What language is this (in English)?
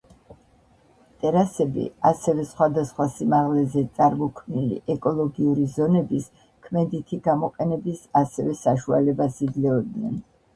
Georgian